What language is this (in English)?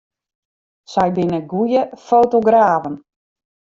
Western Frisian